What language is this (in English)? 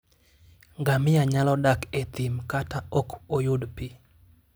Luo (Kenya and Tanzania)